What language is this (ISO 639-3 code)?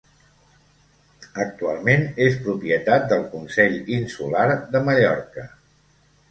cat